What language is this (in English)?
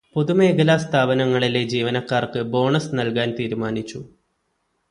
Malayalam